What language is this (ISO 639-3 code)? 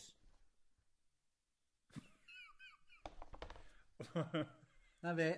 cym